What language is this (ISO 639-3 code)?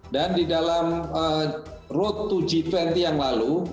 ind